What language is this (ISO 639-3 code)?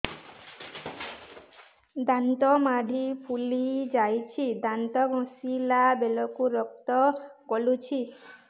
ori